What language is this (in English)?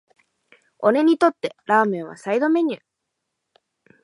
Japanese